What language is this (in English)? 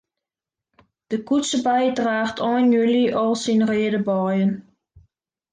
Western Frisian